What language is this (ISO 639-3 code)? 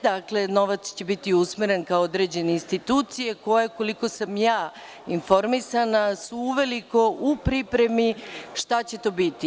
srp